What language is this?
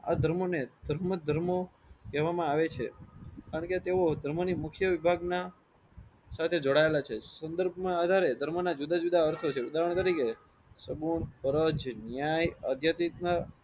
Gujarati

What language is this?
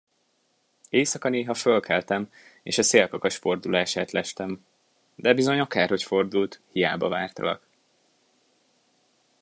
Hungarian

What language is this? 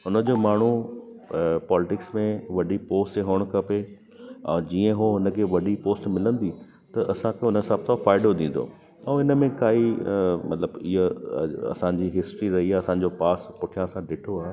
Sindhi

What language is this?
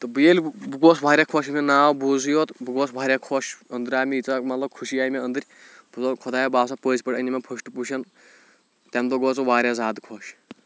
Kashmiri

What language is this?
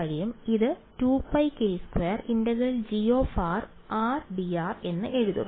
Malayalam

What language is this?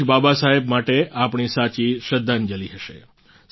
Gujarati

